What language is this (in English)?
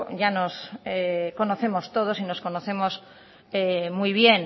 Spanish